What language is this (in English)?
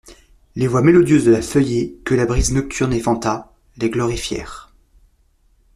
French